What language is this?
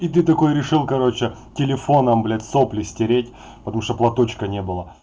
Russian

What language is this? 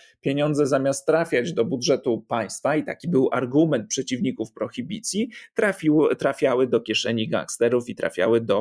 Polish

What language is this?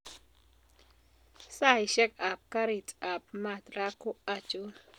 Kalenjin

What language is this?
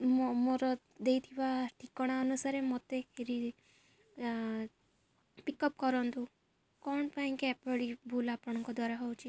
Odia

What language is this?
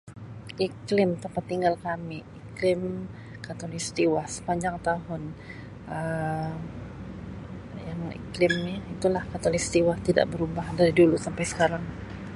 Sabah Malay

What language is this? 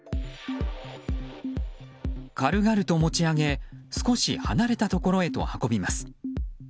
Japanese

